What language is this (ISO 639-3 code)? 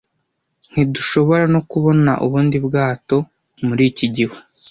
kin